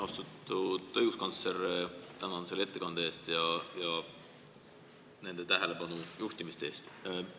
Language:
Estonian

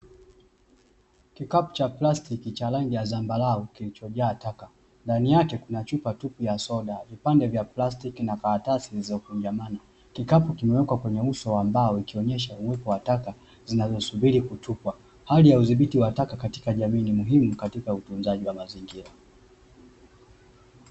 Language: Swahili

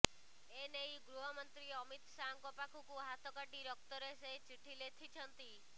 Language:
Odia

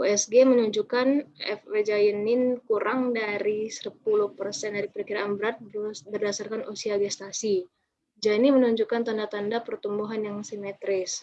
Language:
Indonesian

